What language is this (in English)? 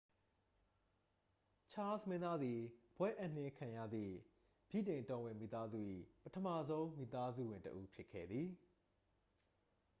Burmese